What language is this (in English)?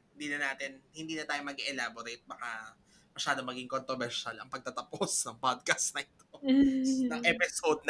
Filipino